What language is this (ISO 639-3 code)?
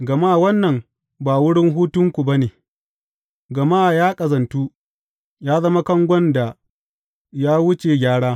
hau